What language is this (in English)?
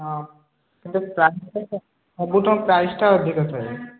Odia